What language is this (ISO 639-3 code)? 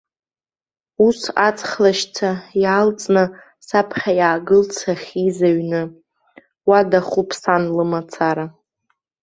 abk